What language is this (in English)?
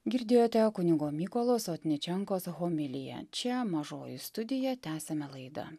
Lithuanian